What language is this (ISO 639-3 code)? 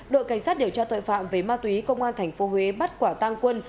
vie